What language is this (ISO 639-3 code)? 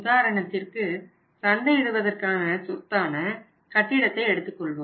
tam